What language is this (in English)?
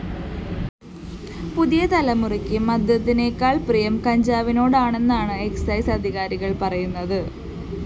Malayalam